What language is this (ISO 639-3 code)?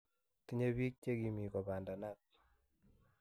kln